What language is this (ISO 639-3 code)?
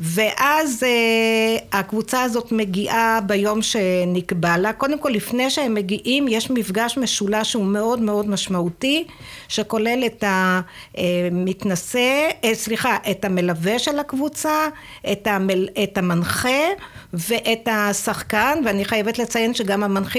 heb